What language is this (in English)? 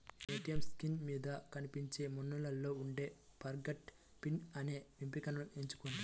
Telugu